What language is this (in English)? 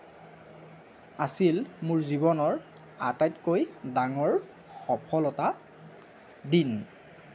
Assamese